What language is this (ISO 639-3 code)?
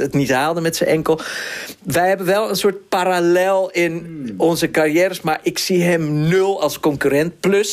nld